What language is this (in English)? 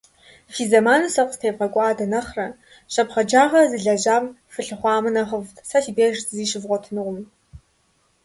Kabardian